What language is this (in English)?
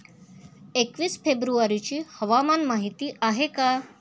Marathi